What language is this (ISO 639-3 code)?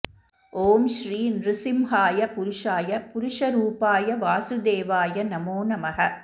san